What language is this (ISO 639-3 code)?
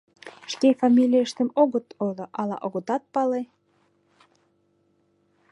chm